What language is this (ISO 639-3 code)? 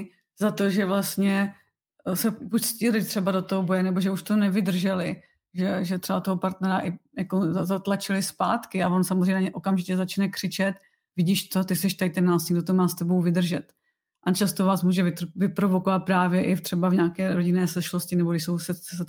ces